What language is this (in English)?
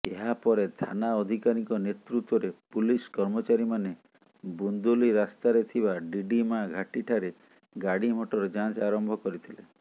Odia